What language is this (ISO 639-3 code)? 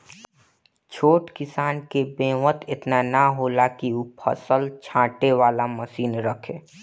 bho